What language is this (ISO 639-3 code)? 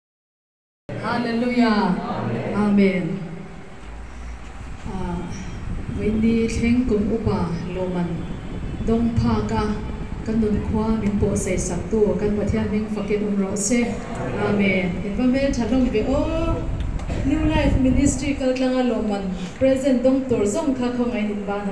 ron